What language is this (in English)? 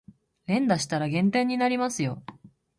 Japanese